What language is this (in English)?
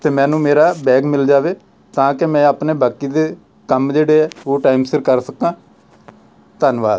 Punjabi